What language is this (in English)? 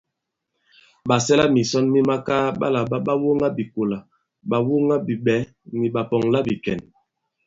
Bankon